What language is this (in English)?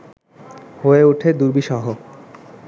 Bangla